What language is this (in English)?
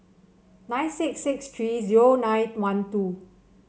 English